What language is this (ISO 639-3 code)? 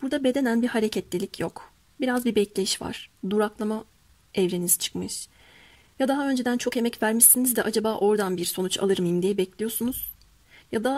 tur